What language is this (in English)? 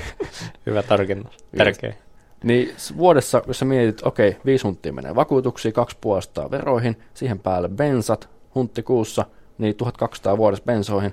Finnish